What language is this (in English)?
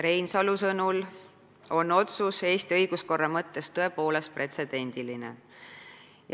Estonian